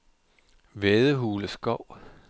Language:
Danish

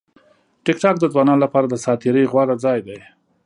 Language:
Pashto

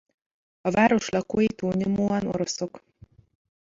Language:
Hungarian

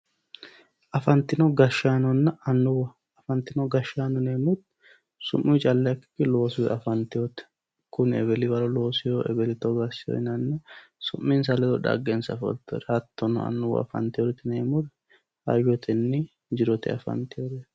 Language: Sidamo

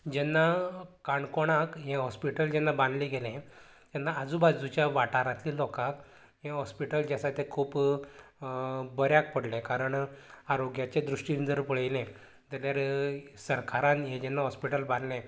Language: Konkani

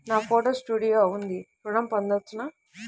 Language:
Telugu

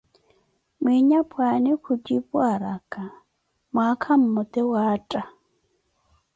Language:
Koti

